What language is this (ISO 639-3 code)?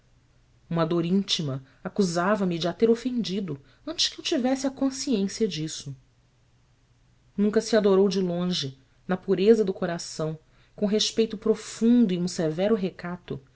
por